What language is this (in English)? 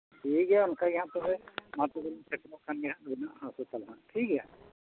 Santali